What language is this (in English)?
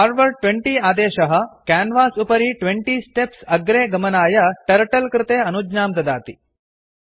Sanskrit